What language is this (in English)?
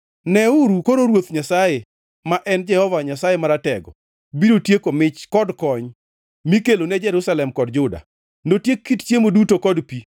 Luo (Kenya and Tanzania)